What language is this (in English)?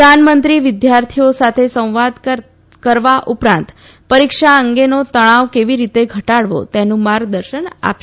Gujarati